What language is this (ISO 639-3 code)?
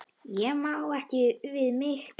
isl